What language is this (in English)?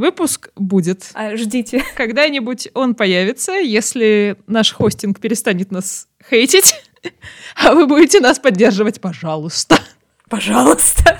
Russian